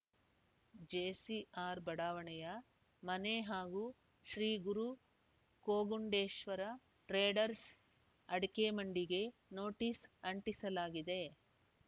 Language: Kannada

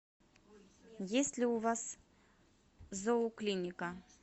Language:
Russian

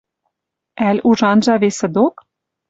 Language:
Western Mari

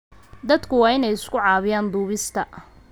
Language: Somali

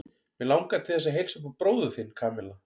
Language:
Icelandic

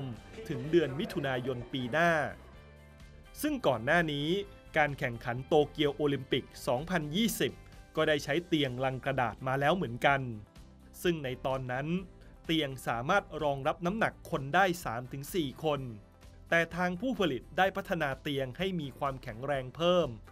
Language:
Thai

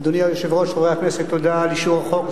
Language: Hebrew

